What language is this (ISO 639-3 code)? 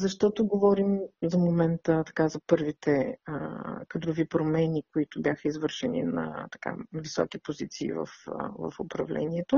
bul